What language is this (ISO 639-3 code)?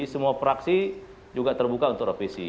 ind